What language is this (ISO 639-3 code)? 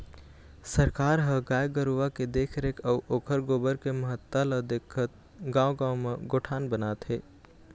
hne